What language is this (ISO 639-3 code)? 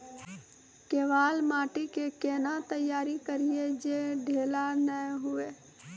mai